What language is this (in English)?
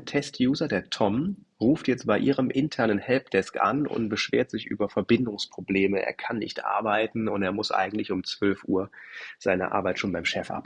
German